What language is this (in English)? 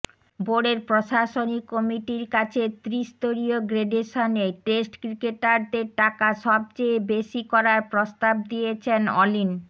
Bangla